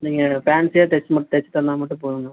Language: Tamil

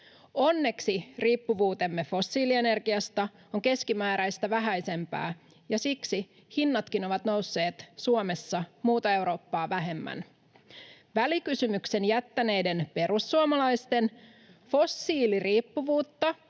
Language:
Finnish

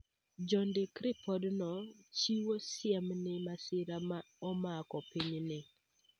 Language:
Luo (Kenya and Tanzania)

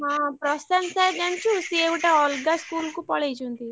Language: Odia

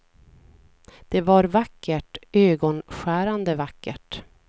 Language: Swedish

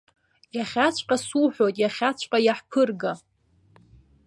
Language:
Abkhazian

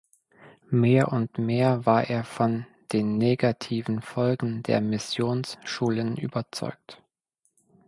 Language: German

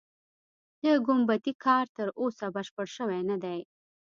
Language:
Pashto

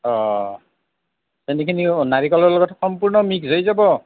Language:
Assamese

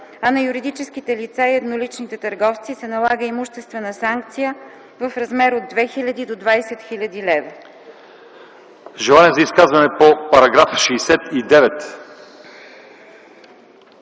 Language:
Bulgarian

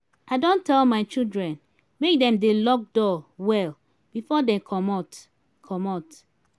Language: Nigerian Pidgin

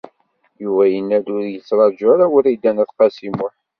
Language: Kabyle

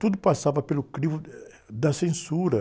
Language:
Portuguese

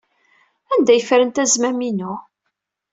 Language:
Kabyle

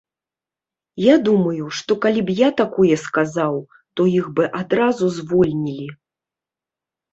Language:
Belarusian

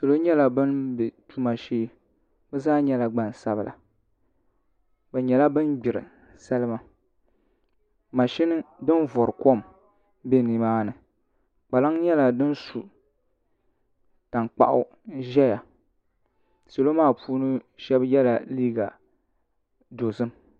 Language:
Dagbani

